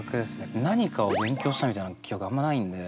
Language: Japanese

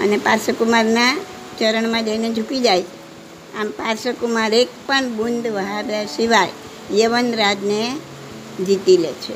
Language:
Gujarati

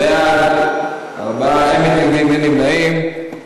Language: Hebrew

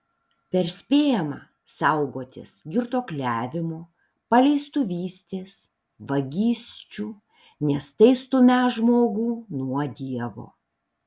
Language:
Lithuanian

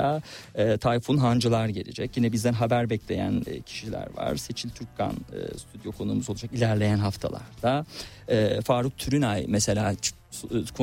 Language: Turkish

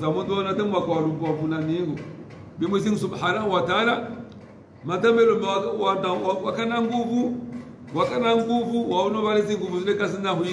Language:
Arabic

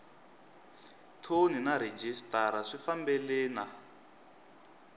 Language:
Tsonga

